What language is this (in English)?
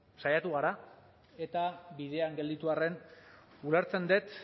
Basque